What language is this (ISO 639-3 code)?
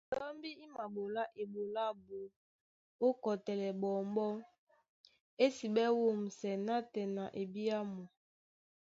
dua